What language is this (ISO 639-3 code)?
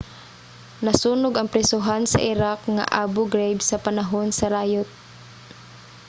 ceb